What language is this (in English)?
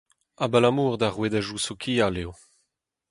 Breton